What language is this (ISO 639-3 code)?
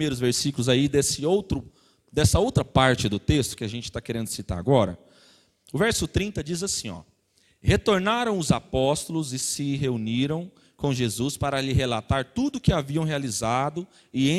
por